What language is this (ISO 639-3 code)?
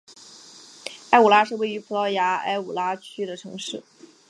zho